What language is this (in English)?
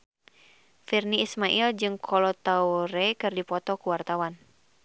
Sundanese